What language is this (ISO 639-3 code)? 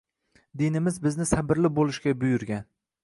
uzb